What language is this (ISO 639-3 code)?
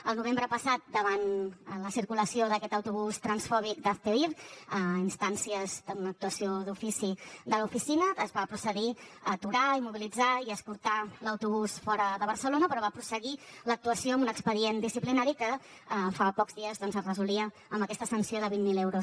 cat